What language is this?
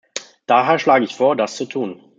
German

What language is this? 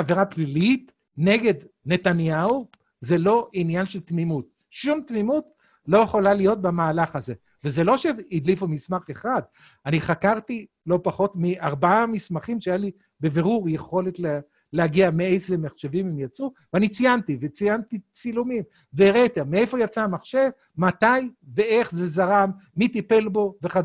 Hebrew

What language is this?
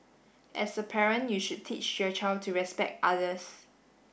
English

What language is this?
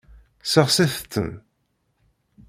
Kabyle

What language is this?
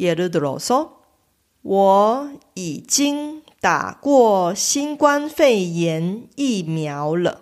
Korean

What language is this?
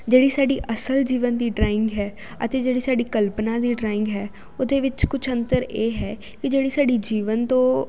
Punjabi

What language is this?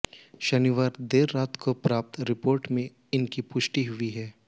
Hindi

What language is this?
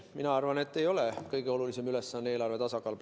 Estonian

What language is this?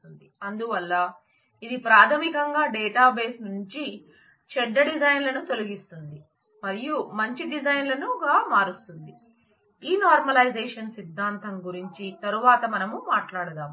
Telugu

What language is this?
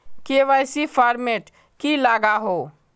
Magahi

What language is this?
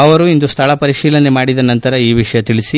Kannada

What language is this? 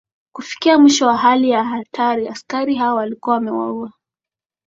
Swahili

